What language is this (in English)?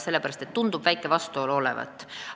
Estonian